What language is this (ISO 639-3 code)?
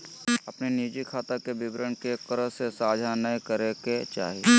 mag